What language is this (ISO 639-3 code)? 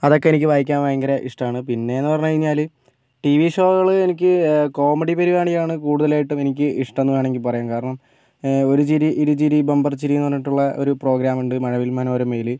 mal